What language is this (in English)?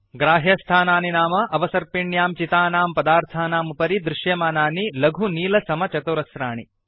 Sanskrit